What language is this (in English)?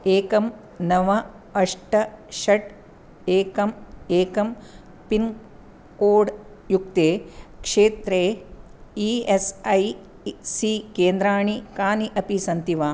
Sanskrit